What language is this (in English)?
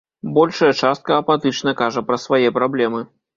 Belarusian